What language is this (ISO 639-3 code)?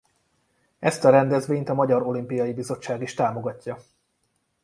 hun